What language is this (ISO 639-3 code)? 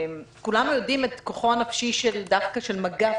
heb